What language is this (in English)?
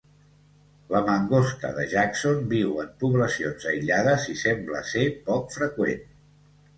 Catalan